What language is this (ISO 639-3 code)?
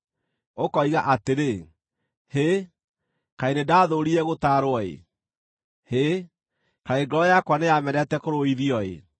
kik